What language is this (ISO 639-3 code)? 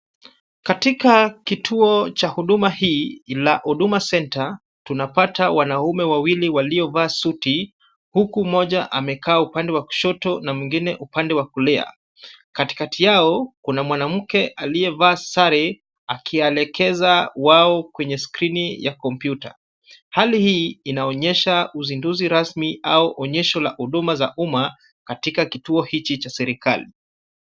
swa